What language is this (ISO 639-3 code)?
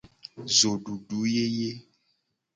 gej